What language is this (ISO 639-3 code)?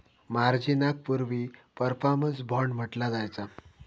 mar